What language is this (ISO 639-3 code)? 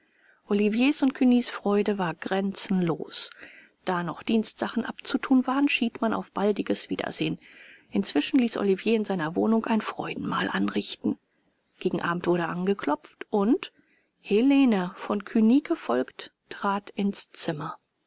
deu